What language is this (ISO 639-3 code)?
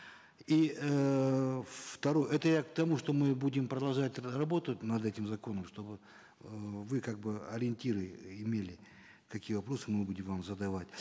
kaz